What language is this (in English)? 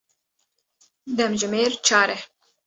Kurdish